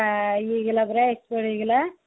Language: Odia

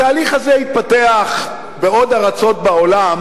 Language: Hebrew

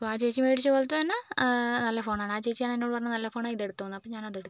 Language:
Malayalam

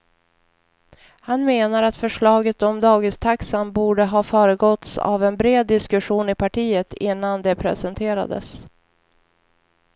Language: Swedish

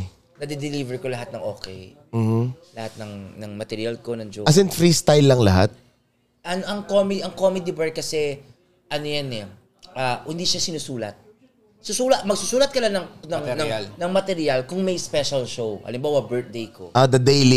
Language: Filipino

